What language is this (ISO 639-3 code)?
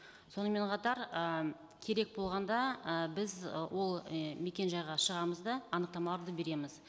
kaz